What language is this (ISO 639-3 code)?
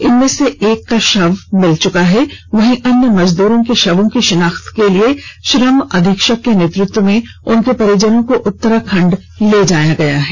hin